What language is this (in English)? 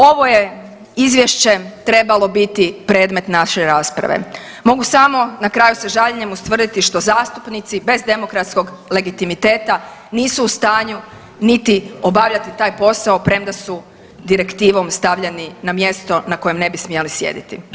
Croatian